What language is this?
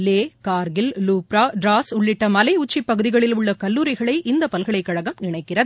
Tamil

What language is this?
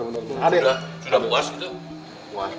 Indonesian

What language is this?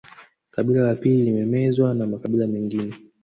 Swahili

